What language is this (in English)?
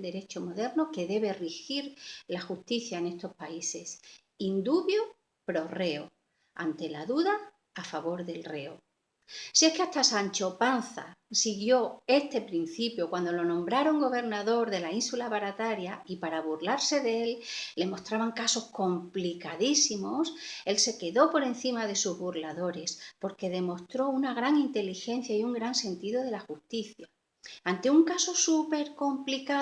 Spanish